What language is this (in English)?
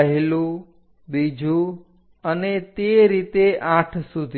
Gujarati